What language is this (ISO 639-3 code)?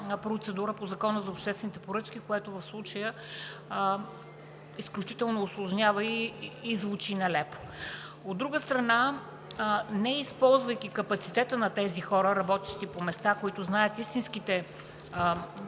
bul